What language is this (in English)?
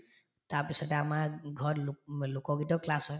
Assamese